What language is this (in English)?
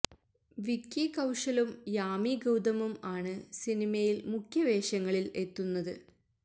Malayalam